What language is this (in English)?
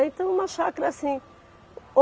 Portuguese